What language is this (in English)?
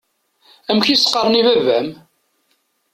Kabyle